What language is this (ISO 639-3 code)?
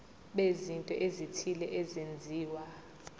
zul